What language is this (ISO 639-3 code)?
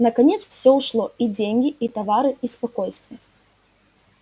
rus